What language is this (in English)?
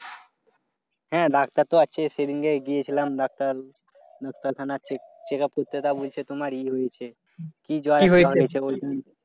Bangla